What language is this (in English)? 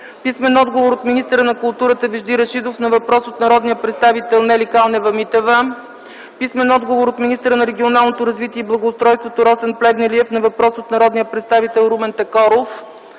Bulgarian